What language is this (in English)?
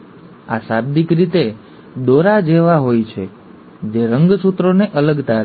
Gujarati